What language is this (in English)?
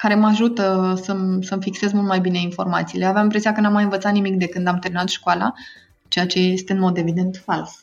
Romanian